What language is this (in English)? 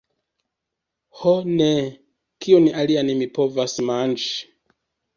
Esperanto